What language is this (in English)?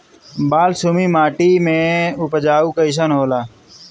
Bhojpuri